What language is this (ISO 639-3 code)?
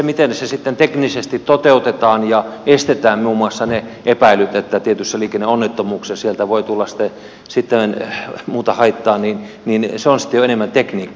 fin